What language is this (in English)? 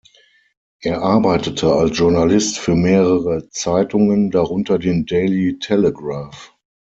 German